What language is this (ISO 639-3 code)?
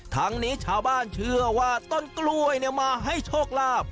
tha